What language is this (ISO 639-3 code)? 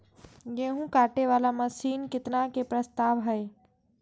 mai